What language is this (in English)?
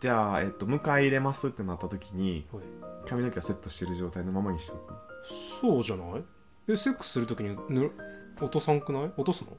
Japanese